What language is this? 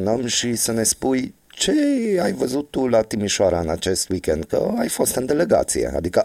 Romanian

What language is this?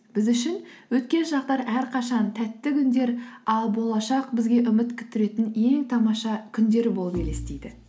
Kazakh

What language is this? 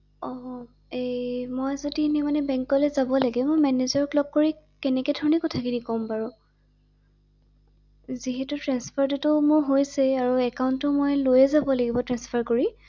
Assamese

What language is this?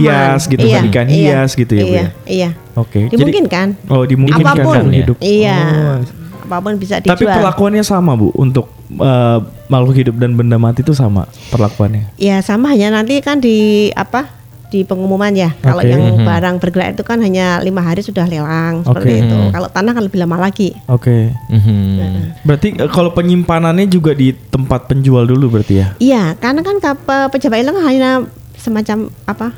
Indonesian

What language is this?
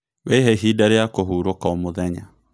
Kikuyu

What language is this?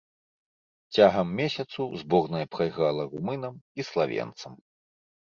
Belarusian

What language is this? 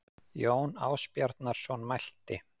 Icelandic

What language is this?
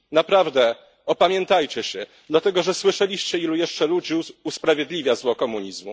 Polish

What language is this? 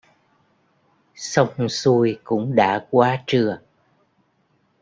Vietnamese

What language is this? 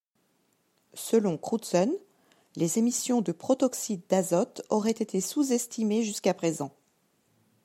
French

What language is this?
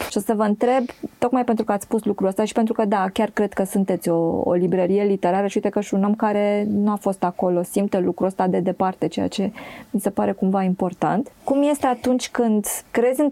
Romanian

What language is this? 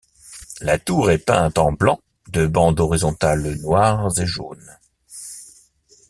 French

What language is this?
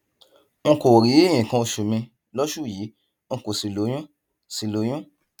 Yoruba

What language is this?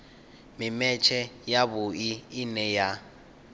Venda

